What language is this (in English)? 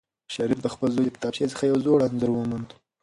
Pashto